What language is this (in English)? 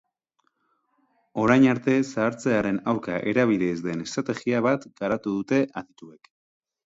Basque